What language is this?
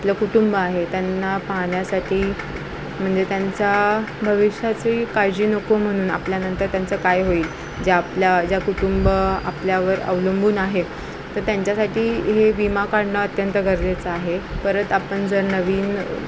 Marathi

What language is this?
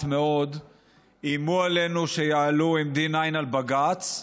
Hebrew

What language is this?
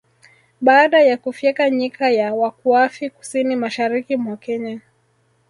Swahili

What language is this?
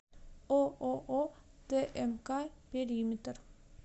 Russian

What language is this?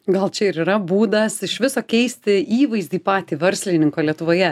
Lithuanian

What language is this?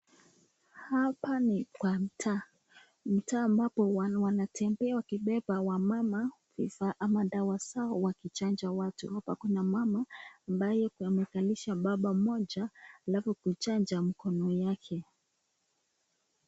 Swahili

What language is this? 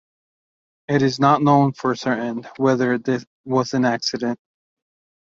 English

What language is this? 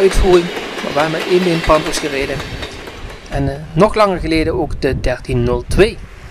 Dutch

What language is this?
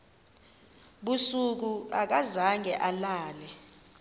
Xhosa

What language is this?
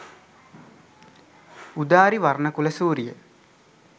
Sinhala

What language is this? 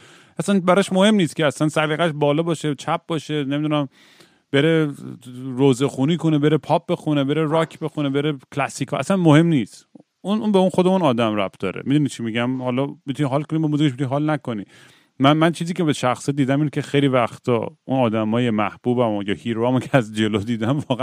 Persian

